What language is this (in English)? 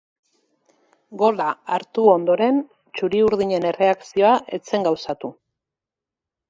Basque